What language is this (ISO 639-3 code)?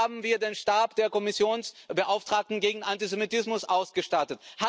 deu